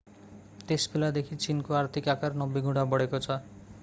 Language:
Nepali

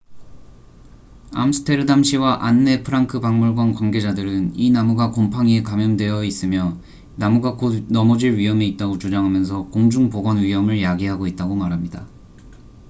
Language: Korean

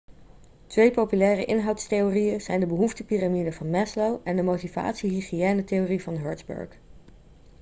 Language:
Dutch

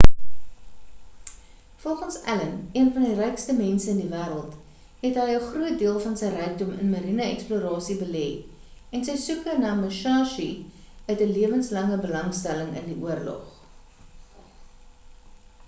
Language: Afrikaans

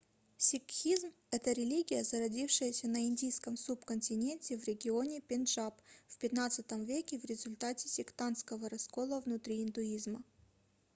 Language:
Russian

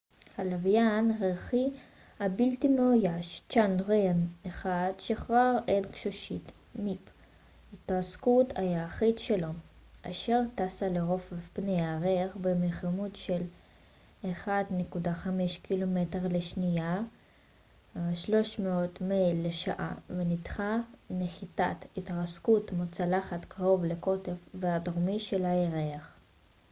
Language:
Hebrew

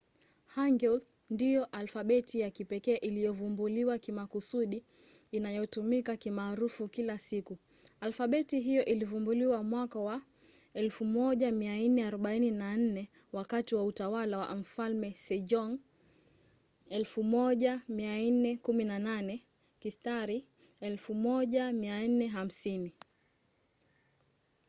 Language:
Swahili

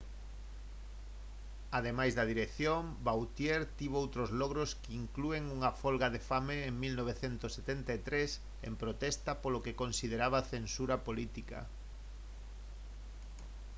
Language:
Galician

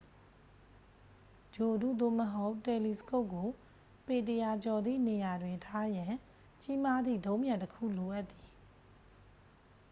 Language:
Burmese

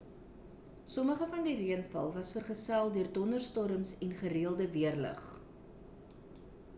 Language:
Afrikaans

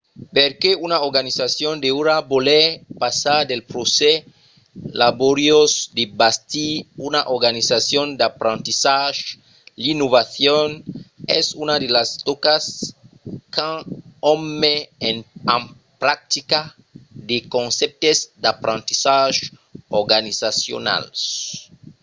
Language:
Occitan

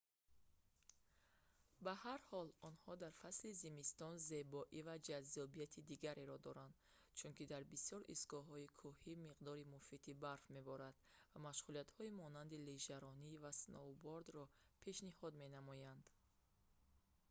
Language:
Tajik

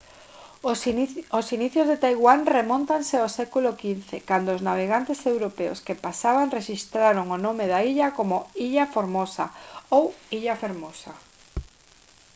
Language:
Galician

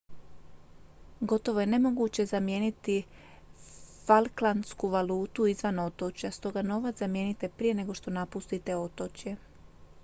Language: Croatian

